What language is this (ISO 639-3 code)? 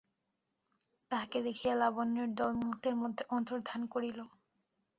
ben